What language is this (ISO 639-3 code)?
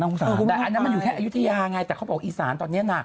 tha